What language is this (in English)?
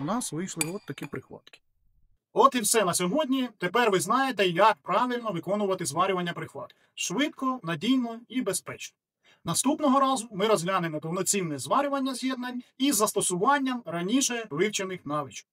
Ukrainian